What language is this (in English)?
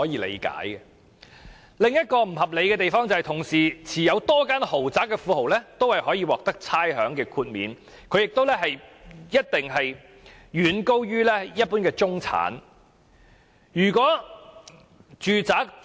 Cantonese